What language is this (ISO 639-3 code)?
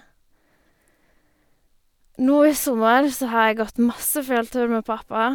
nor